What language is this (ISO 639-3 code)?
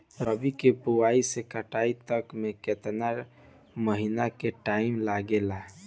bho